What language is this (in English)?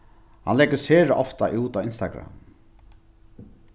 Faroese